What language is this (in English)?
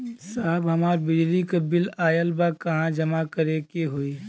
Bhojpuri